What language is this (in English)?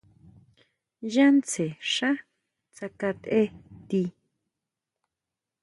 Huautla Mazatec